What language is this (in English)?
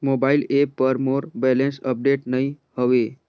Chhattisgarhi